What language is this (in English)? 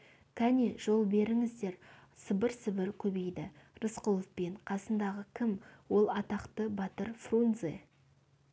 Kazakh